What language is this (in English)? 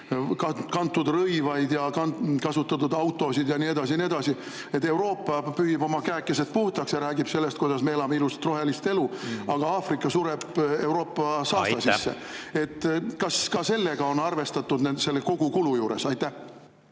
Estonian